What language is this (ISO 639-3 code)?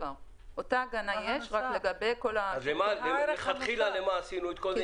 heb